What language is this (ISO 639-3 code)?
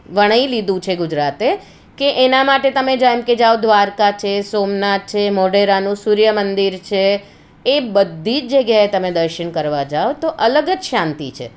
guj